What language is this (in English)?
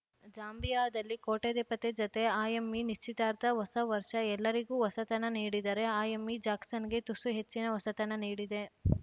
Kannada